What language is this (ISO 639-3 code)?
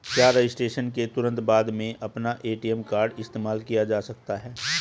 hin